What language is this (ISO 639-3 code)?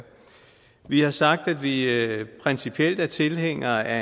dan